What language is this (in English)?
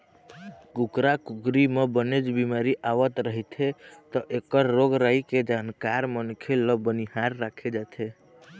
Chhattisgarhi